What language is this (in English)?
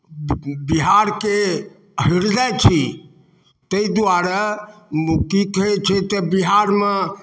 Maithili